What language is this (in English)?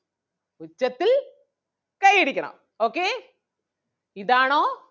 Malayalam